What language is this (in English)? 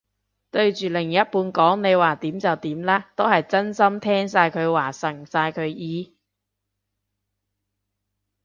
Cantonese